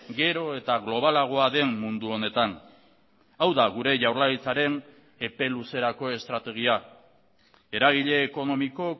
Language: Basque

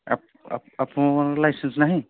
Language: Odia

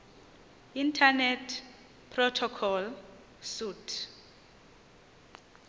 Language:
Xhosa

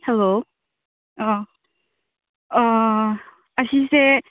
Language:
Manipuri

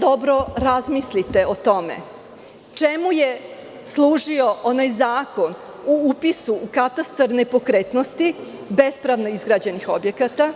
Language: Serbian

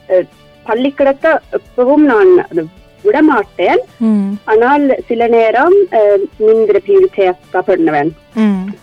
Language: Tamil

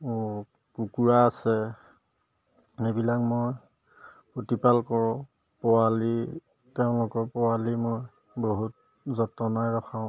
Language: Assamese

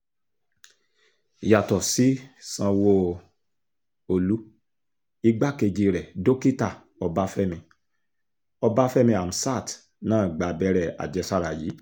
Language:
Yoruba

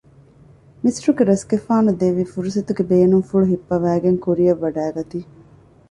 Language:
Divehi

